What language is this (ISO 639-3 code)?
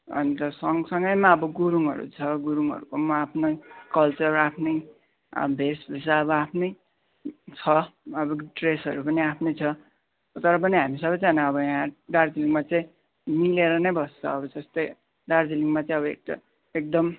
nep